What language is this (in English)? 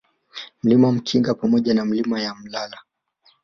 Swahili